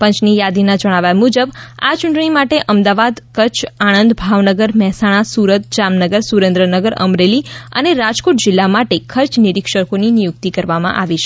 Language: Gujarati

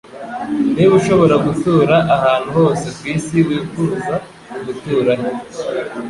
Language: Kinyarwanda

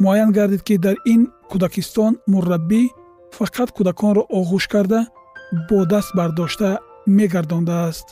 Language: Persian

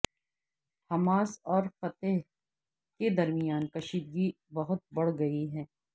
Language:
Urdu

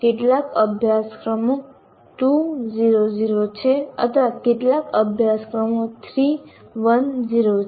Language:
Gujarati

